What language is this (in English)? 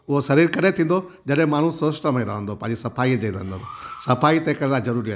Sindhi